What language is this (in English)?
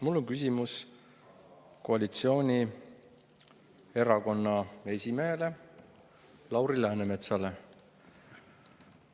Estonian